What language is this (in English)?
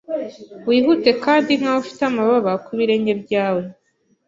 Kinyarwanda